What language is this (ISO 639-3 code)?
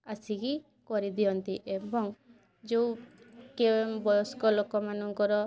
ori